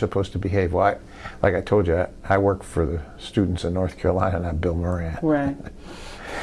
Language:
English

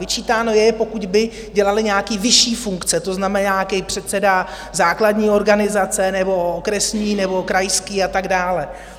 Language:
Czech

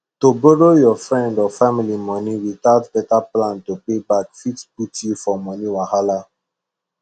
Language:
Nigerian Pidgin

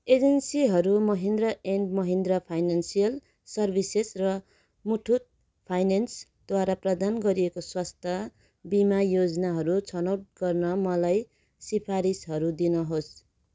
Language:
Nepali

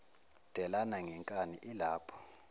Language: Zulu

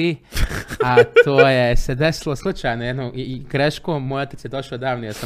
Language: Croatian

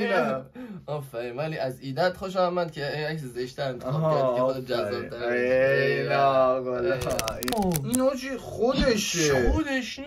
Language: Persian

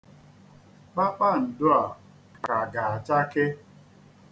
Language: Igbo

